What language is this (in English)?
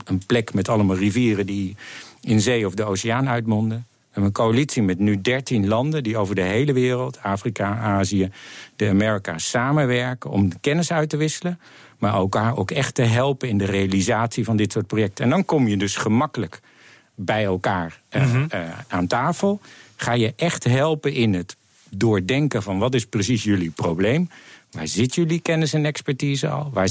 Dutch